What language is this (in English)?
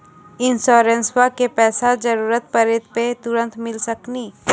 Maithili